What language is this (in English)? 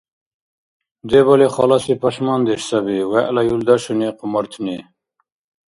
Dargwa